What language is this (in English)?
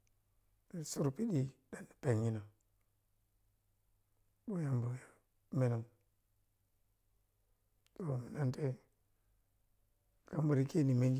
Piya-Kwonci